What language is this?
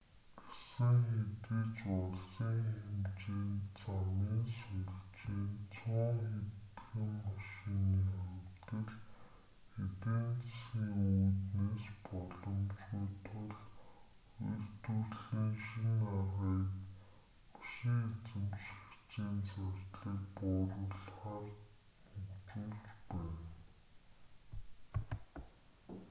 Mongolian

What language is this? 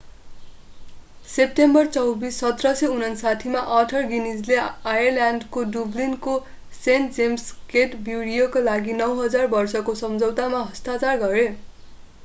Nepali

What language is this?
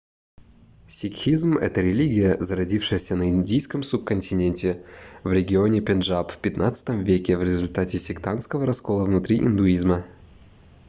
Russian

